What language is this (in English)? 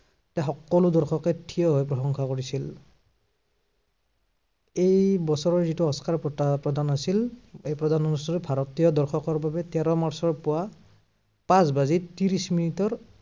Assamese